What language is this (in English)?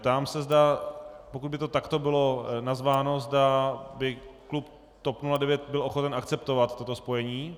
Czech